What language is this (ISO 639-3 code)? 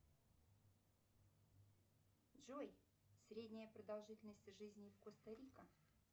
rus